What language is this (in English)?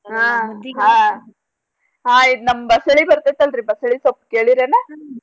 Kannada